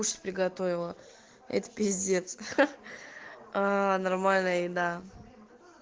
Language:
Russian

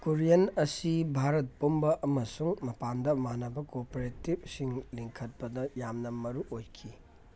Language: Manipuri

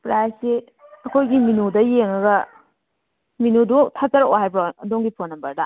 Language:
Manipuri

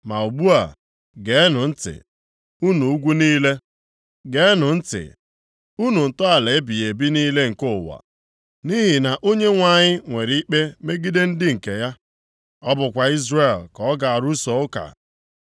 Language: Igbo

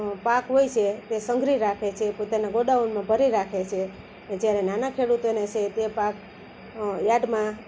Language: Gujarati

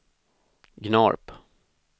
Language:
Swedish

